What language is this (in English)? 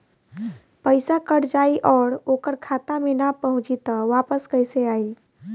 Bhojpuri